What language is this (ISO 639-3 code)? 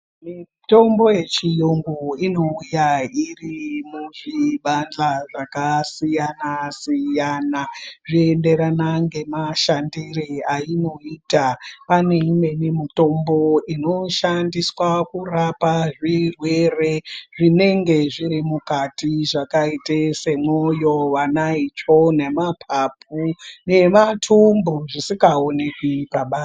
ndc